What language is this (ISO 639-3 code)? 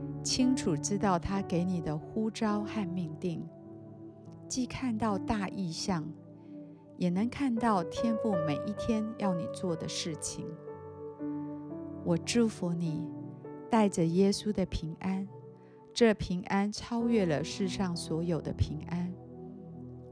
zho